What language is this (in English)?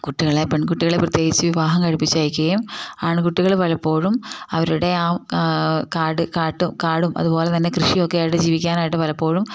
Malayalam